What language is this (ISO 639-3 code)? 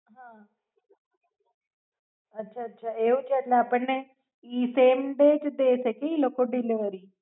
guj